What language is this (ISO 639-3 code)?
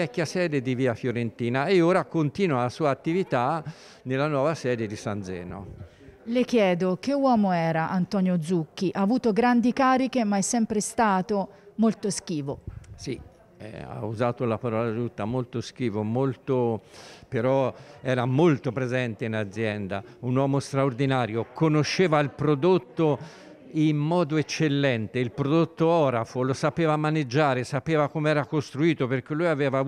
ita